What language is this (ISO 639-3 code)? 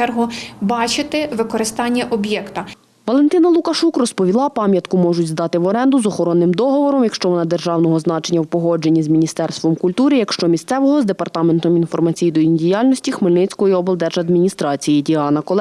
ukr